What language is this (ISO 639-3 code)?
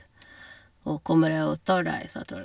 nor